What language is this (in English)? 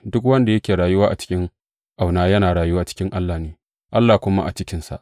Hausa